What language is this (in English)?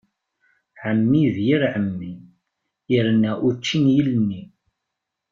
Kabyle